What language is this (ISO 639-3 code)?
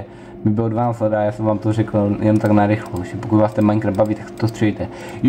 ces